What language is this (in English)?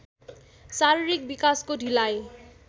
Nepali